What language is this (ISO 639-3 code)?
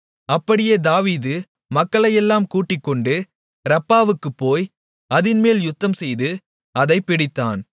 tam